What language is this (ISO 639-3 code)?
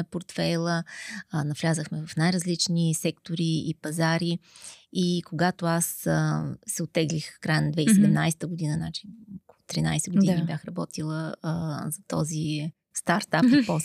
bul